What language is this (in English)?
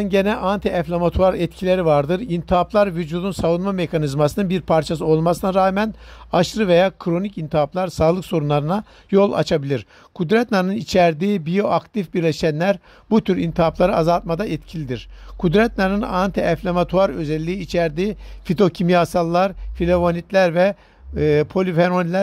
Turkish